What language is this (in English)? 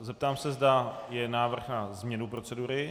Czech